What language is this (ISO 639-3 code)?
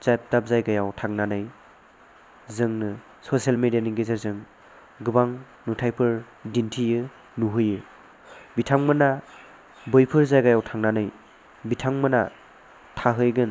brx